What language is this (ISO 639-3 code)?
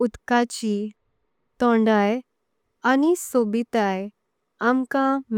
kok